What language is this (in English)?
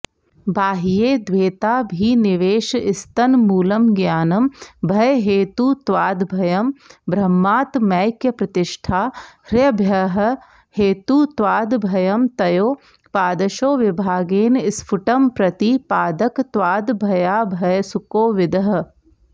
Sanskrit